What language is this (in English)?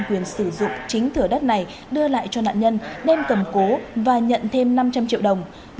Vietnamese